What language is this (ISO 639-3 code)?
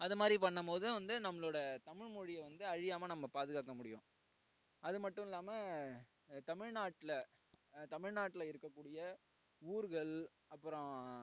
tam